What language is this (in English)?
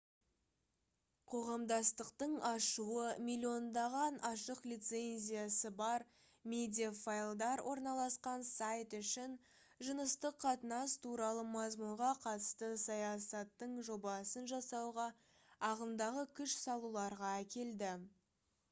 Kazakh